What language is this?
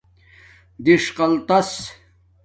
Domaaki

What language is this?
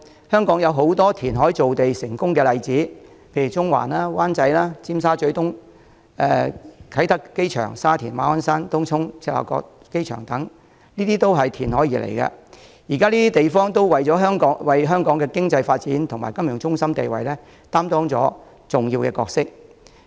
Cantonese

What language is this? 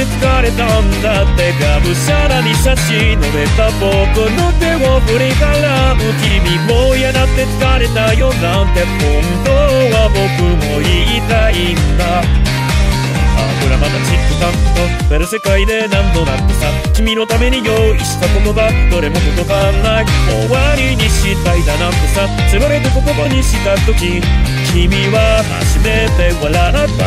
Japanese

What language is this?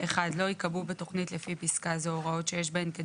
Hebrew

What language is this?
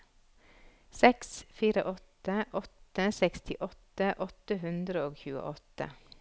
Norwegian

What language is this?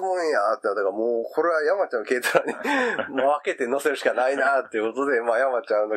Japanese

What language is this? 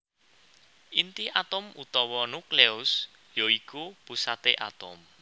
Javanese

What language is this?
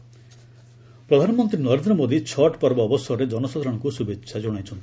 Odia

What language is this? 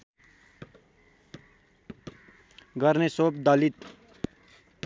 Nepali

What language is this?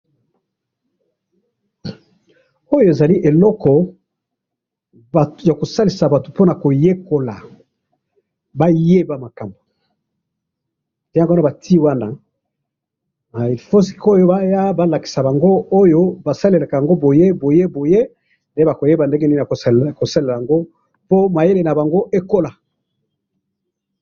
Lingala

